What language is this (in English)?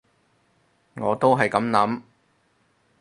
Cantonese